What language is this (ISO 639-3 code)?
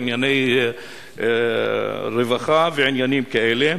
heb